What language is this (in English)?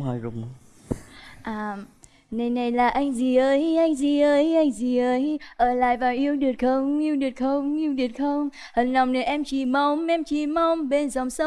Vietnamese